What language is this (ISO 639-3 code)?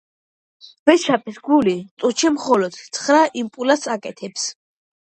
kat